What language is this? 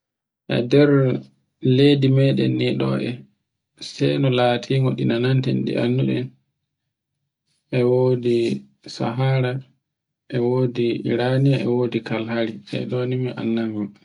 Borgu Fulfulde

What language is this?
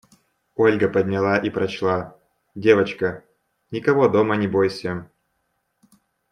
Russian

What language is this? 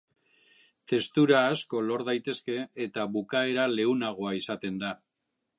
Basque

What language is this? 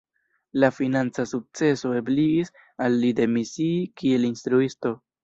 Esperanto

